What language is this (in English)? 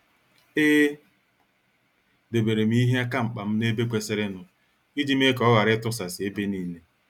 Igbo